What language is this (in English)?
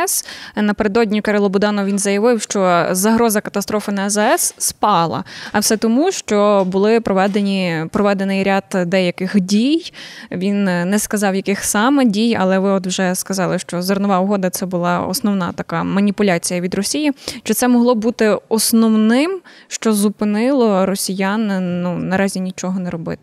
Ukrainian